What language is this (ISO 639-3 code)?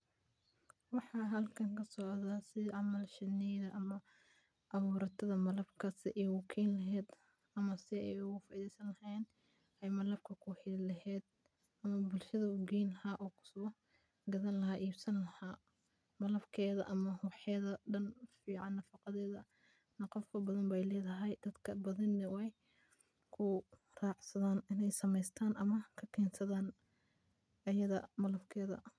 som